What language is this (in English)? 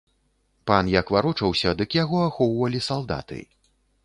Belarusian